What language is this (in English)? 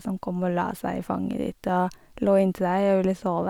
Norwegian